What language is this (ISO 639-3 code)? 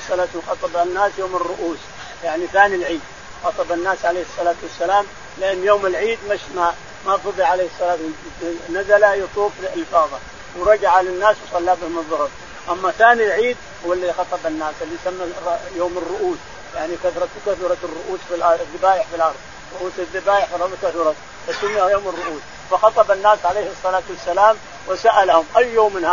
ara